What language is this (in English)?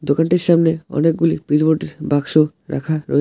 Bangla